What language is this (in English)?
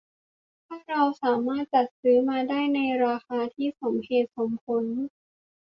Thai